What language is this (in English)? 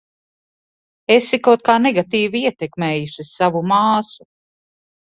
Latvian